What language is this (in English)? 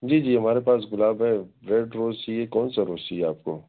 Urdu